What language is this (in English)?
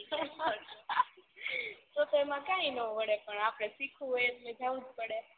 Gujarati